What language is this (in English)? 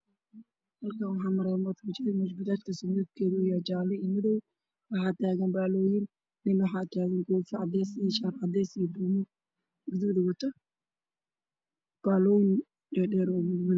Somali